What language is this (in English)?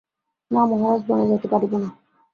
Bangla